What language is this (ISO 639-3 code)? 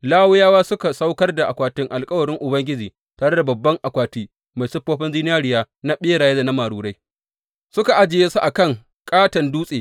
hau